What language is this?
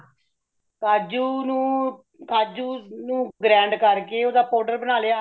Punjabi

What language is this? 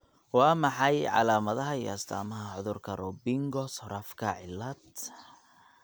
Somali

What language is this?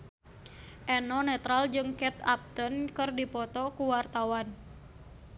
Sundanese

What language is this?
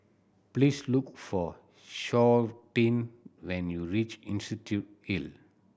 English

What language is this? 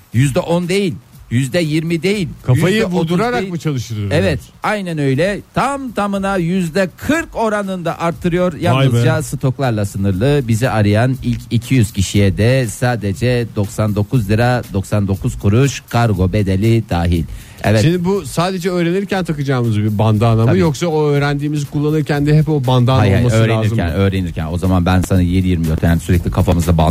Turkish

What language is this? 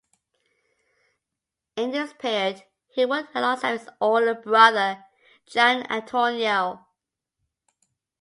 English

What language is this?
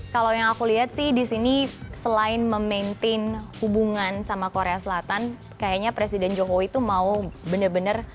Indonesian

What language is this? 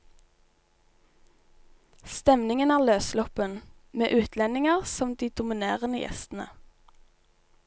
Norwegian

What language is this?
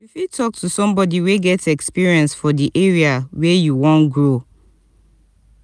Nigerian Pidgin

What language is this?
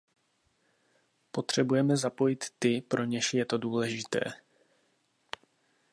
Czech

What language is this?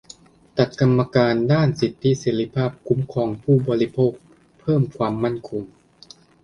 Thai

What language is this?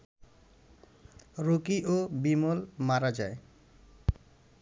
Bangla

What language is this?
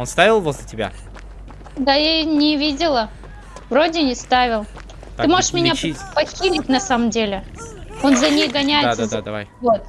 Russian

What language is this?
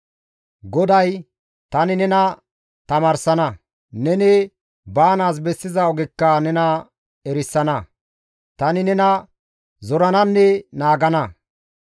Gamo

